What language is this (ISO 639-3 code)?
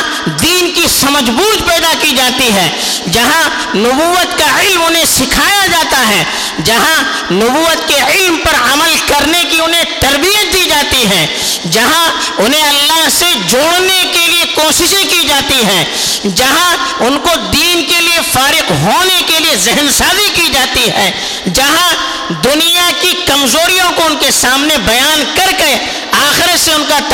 urd